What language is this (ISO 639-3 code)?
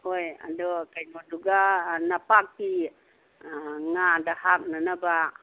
mni